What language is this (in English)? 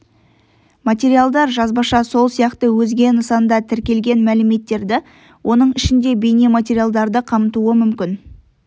Kazakh